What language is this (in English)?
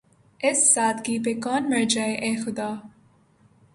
Urdu